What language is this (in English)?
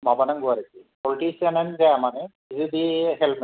Bodo